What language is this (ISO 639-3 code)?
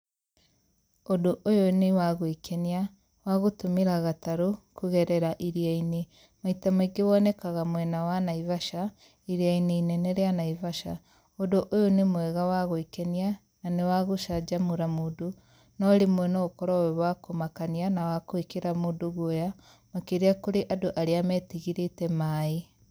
kik